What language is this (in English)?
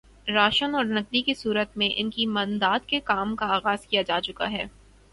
Urdu